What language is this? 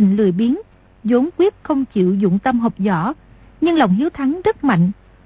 Vietnamese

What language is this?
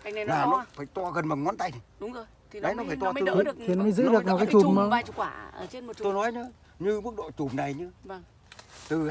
Vietnamese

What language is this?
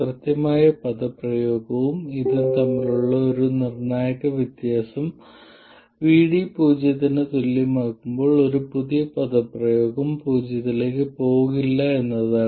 Malayalam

